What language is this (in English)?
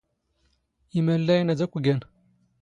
Standard Moroccan Tamazight